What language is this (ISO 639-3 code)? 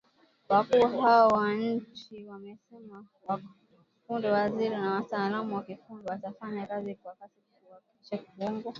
swa